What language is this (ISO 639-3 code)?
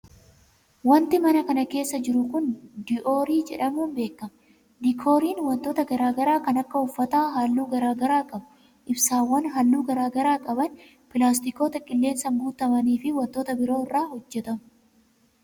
orm